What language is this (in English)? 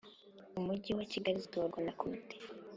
Kinyarwanda